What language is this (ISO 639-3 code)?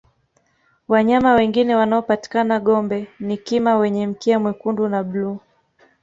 swa